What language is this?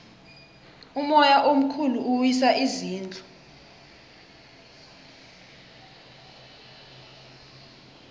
South Ndebele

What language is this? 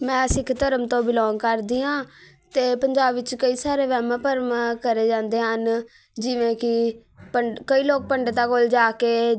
Punjabi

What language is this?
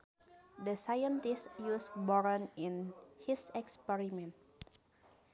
Sundanese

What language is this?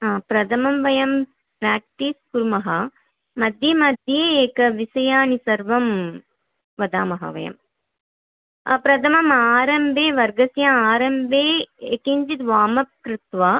Sanskrit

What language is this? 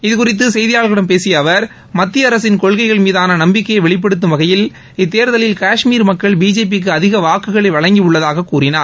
Tamil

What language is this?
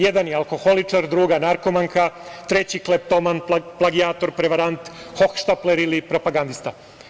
Serbian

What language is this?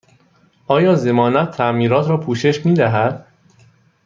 Persian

